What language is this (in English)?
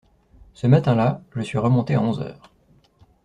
French